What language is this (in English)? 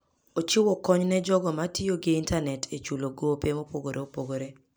Luo (Kenya and Tanzania)